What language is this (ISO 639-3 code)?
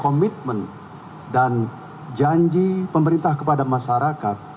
ind